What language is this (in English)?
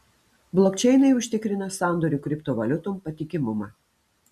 Lithuanian